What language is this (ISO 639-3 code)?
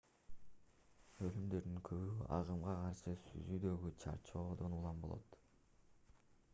kir